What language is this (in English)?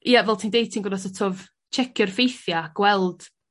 Welsh